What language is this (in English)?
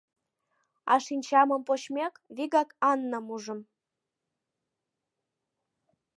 Mari